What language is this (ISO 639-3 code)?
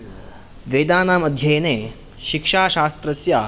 san